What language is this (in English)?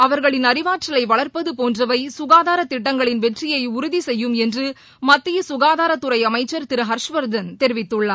Tamil